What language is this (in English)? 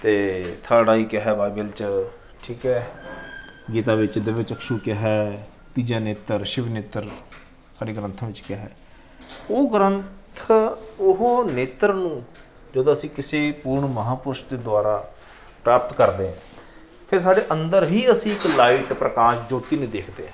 Punjabi